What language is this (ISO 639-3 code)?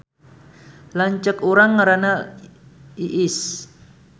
sun